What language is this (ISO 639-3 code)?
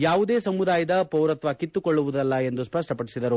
kan